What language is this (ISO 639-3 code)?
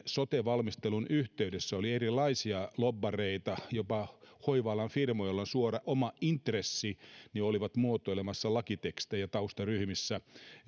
fin